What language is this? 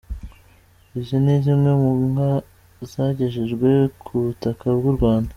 Kinyarwanda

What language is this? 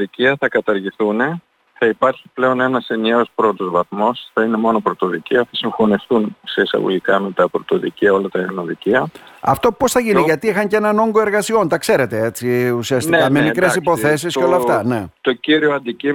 Greek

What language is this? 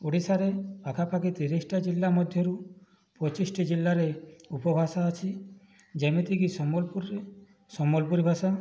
Odia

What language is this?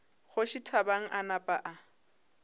Northern Sotho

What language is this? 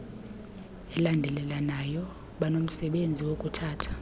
Xhosa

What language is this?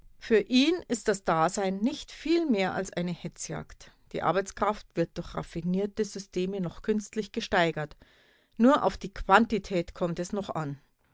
German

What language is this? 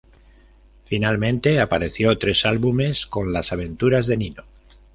Spanish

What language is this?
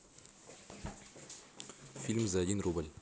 Russian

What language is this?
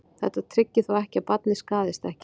Icelandic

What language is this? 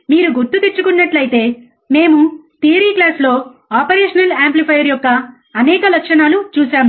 Telugu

